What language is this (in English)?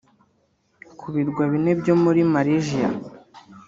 Kinyarwanda